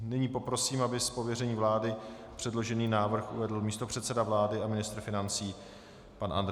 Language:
Czech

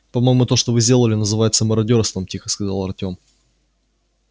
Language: Russian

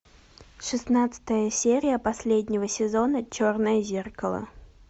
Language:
Russian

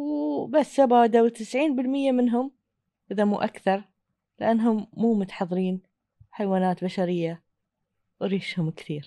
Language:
Arabic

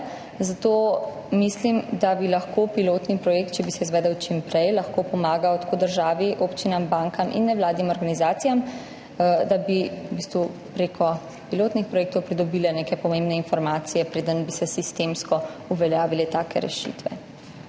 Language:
Slovenian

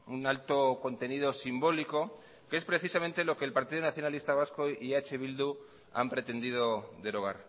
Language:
Spanish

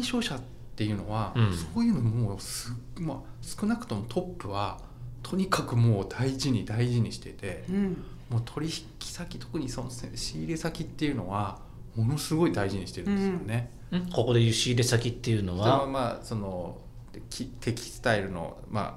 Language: Japanese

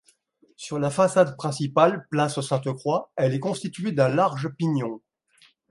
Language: French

